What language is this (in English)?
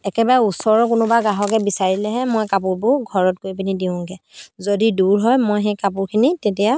Assamese